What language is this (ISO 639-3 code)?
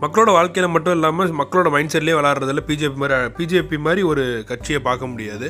tam